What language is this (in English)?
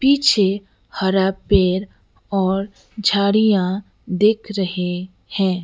Hindi